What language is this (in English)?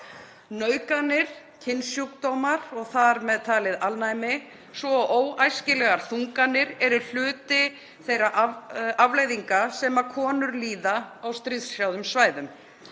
Icelandic